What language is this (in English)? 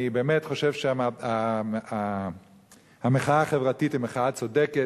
Hebrew